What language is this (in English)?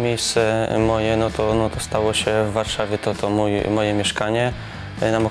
Polish